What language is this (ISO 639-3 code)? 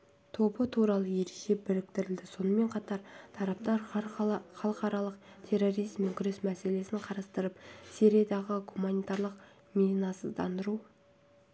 kaz